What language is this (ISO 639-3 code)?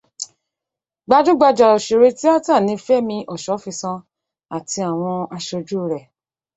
yor